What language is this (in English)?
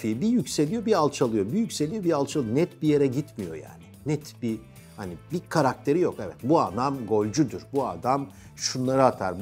Turkish